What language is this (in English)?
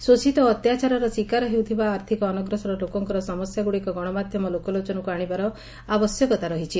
Odia